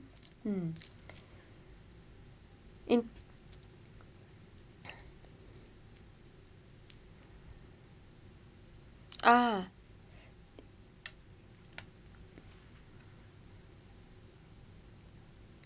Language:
English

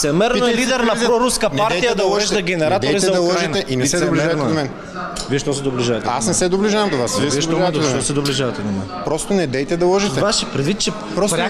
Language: Bulgarian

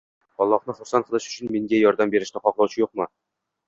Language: Uzbek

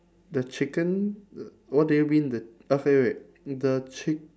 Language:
English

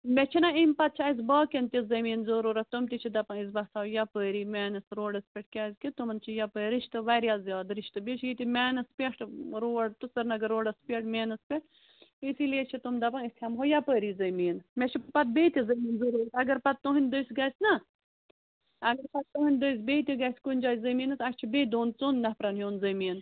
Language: Kashmiri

